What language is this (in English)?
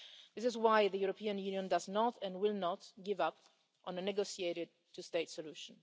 English